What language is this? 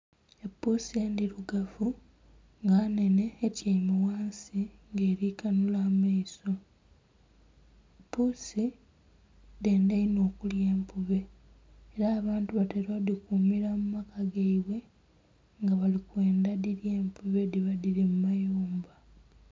Soga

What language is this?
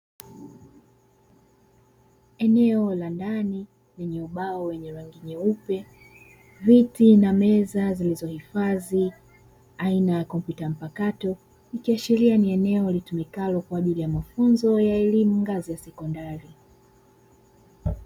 Swahili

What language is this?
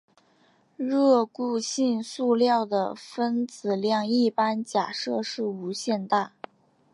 Chinese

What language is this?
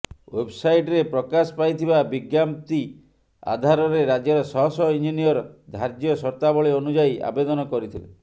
Odia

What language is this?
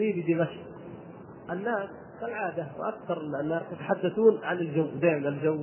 Arabic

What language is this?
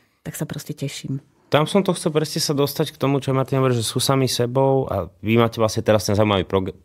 Slovak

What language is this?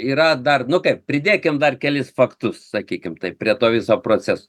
Lithuanian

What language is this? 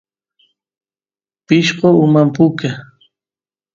Santiago del Estero Quichua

